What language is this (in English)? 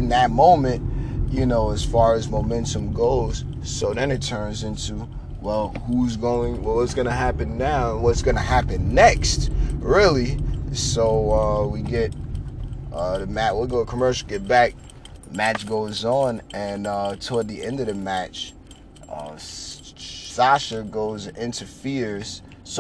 English